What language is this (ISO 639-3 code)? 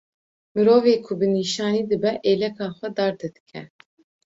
kur